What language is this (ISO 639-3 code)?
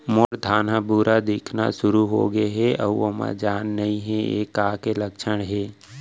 hne